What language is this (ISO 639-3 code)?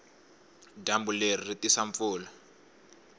tso